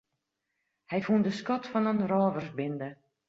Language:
Western Frisian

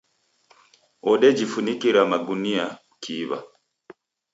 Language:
Taita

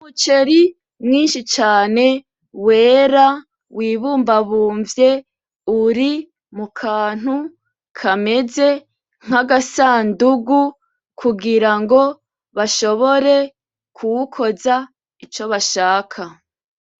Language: Rundi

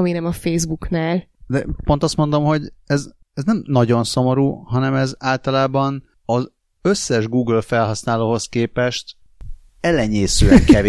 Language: Hungarian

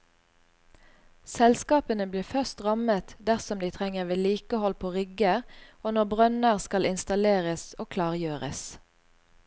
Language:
Norwegian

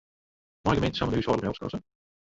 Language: Western Frisian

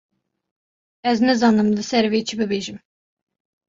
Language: Kurdish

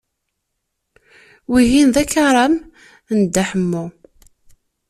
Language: Kabyle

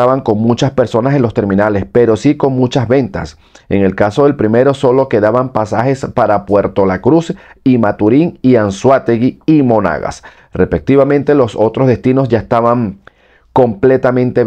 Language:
Spanish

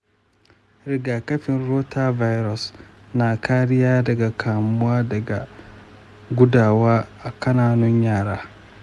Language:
Hausa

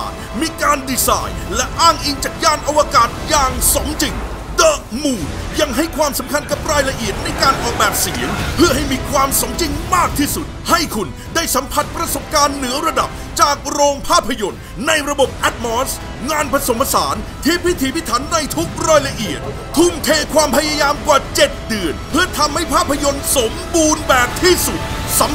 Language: Thai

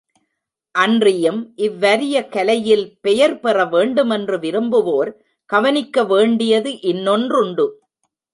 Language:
Tamil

